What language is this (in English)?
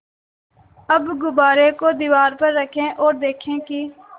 Hindi